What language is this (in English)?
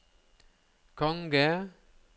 Norwegian